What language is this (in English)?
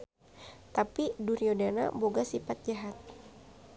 Sundanese